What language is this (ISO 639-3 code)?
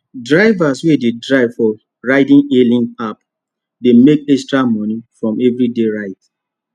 pcm